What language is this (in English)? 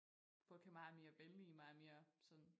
Danish